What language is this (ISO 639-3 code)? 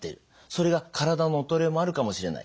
jpn